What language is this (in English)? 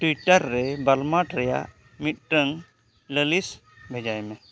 Santali